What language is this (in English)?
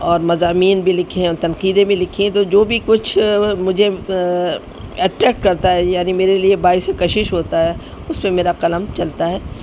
Urdu